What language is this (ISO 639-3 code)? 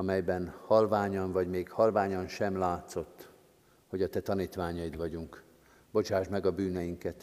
hun